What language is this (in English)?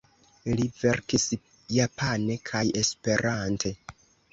Esperanto